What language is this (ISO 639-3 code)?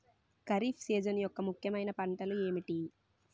tel